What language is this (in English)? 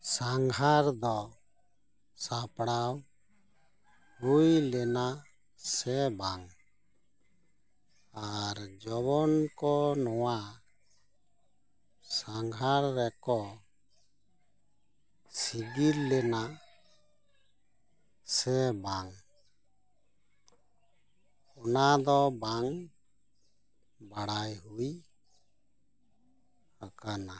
Santali